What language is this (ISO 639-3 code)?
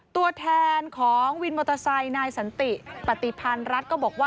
tha